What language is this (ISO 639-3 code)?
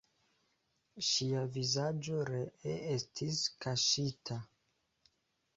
epo